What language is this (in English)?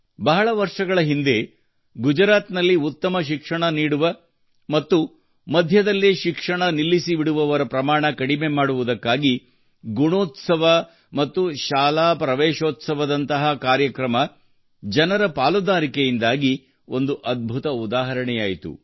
Kannada